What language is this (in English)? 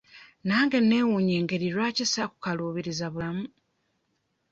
Ganda